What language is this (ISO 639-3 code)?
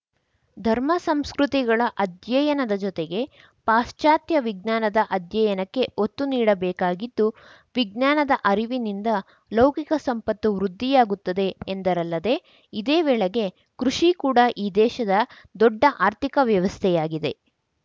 kan